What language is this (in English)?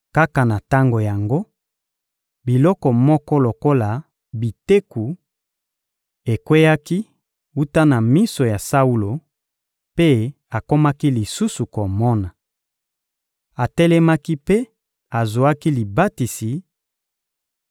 Lingala